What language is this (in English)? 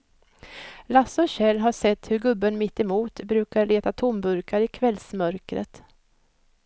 Swedish